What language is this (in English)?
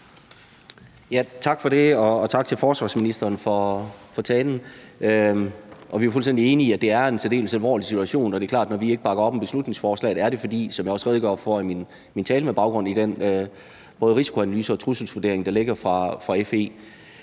Danish